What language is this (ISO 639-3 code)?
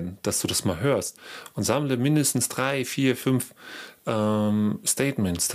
deu